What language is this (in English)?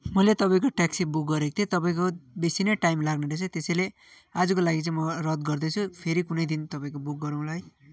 Nepali